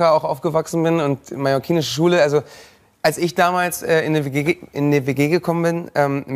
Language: German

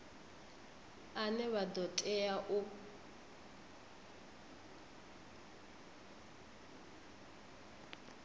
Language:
Venda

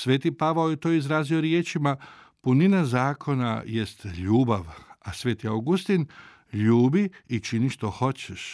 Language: Croatian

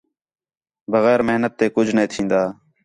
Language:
Khetrani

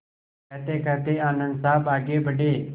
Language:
Hindi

